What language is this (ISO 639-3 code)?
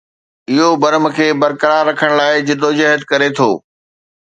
snd